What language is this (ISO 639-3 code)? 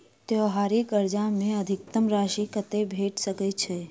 mai